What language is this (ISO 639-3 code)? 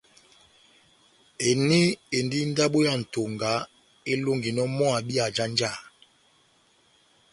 bnm